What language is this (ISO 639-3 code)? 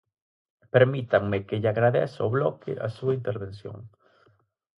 glg